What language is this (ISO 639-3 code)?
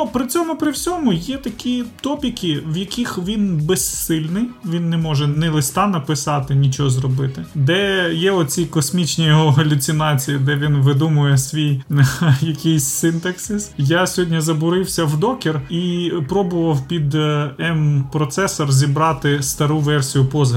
ukr